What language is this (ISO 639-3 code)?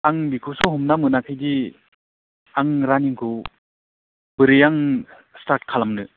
brx